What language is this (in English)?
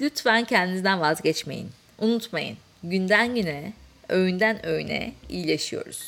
Turkish